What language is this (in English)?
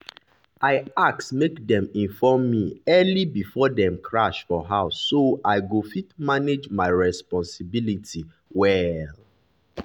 Nigerian Pidgin